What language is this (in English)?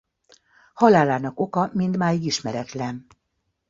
Hungarian